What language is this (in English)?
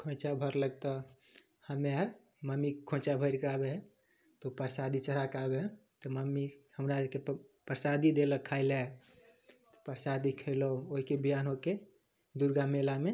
Maithili